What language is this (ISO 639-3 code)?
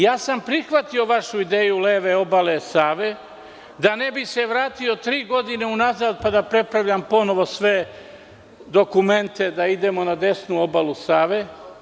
srp